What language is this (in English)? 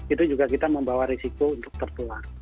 Indonesian